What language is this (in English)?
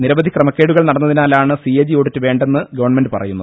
Malayalam